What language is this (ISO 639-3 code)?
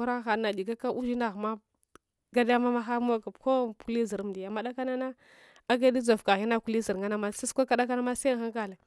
hwo